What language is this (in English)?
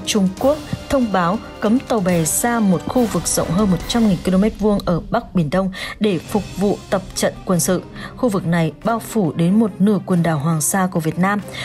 Vietnamese